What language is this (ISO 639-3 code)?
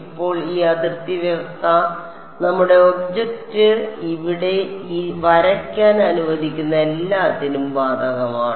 mal